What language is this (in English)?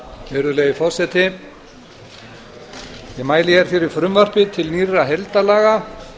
Icelandic